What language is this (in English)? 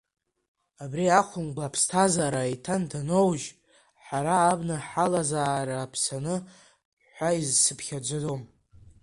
Abkhazian